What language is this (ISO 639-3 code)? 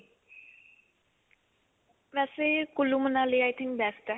pan